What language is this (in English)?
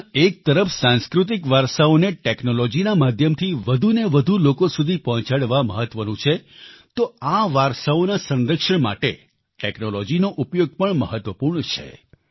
Gujarati